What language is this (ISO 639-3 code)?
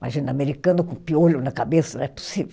por